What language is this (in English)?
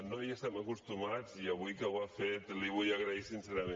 Catalan